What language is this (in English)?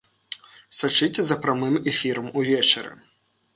Belarusian